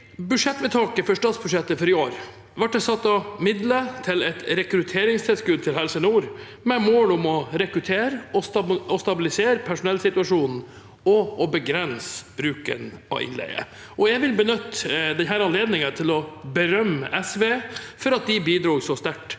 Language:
Norwegian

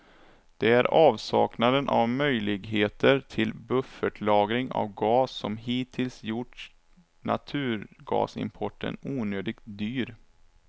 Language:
Swedish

